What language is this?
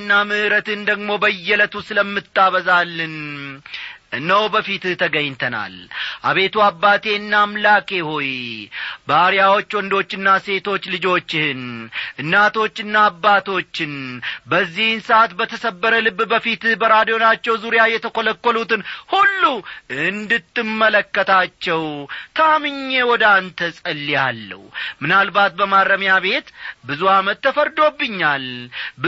Amharic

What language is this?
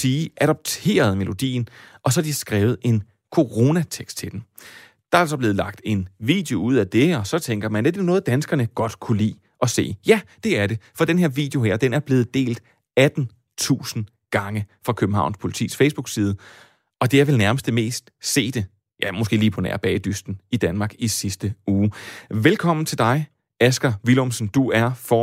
Danish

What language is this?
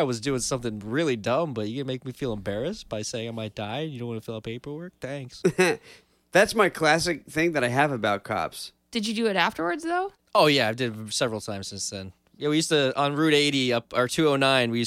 English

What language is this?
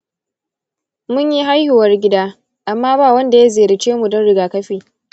Hausa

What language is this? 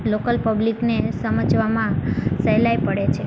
Gujarati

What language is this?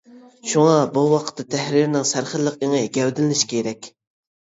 Uyghur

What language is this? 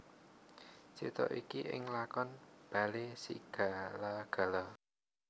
Javanese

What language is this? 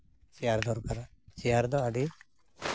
Santali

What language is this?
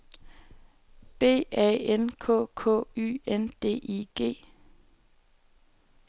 Danish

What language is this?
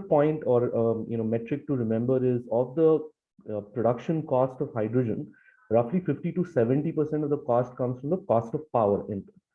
English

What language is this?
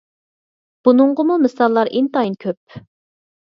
Uyghur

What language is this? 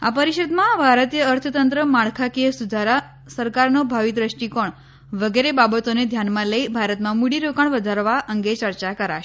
Gujarati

